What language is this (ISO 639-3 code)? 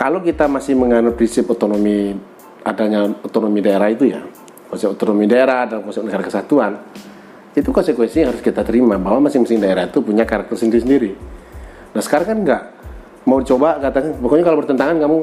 ind